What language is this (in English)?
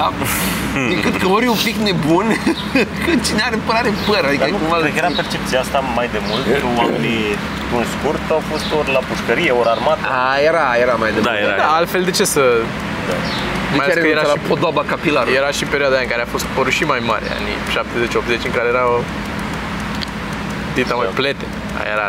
Romanian